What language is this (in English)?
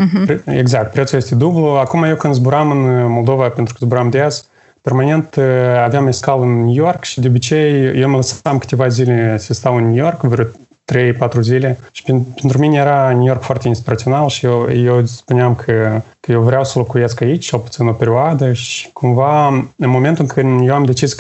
Romanian